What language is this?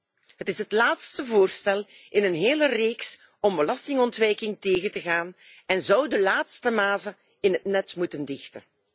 Dutch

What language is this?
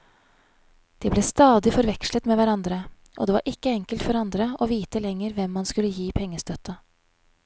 Norwegian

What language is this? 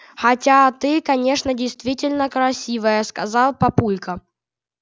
Russian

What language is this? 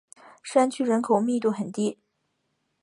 Chinese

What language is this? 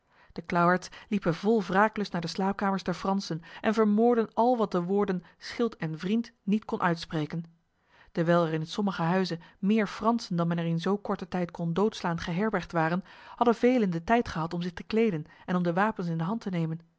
Dutch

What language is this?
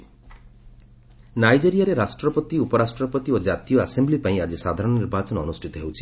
Odia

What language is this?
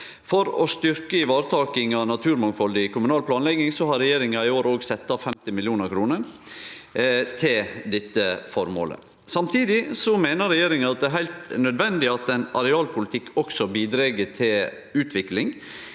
Norwegian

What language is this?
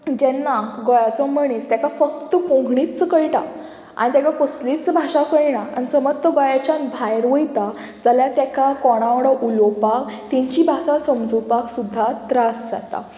Konkani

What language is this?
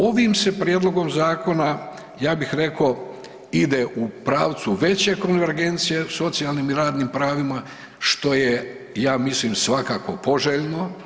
Croatian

